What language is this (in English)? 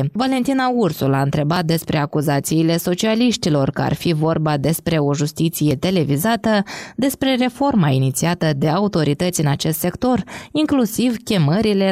Romanian